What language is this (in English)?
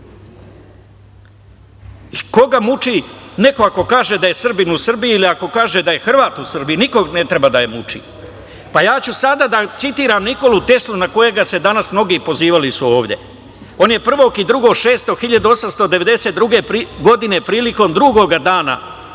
Serbian